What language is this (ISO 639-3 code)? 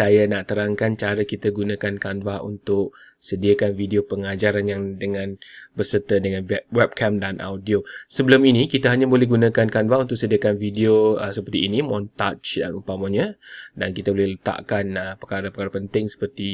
msa